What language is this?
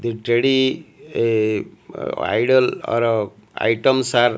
English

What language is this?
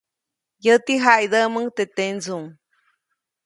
Copainalá Zoque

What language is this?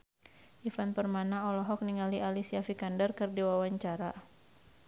Sundanese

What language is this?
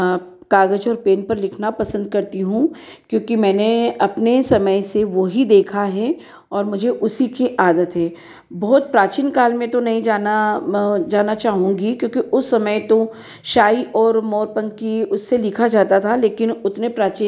Hindi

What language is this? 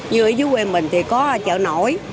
Vietnamese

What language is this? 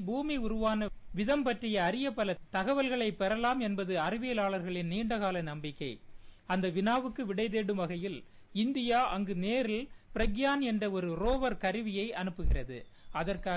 Tamil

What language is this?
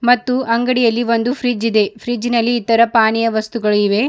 Kannada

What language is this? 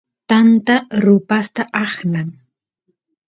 Santiago del Estero Quichua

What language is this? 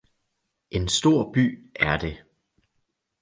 Danish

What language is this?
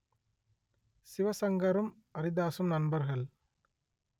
Tamil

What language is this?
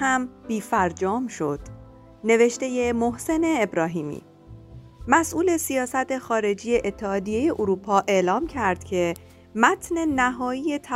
Persian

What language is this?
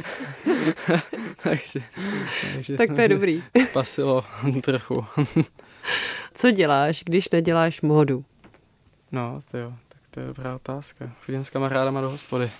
Czech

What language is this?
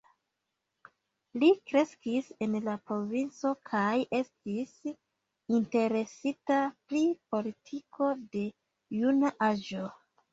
Esperanto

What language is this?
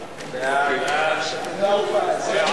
Hebrew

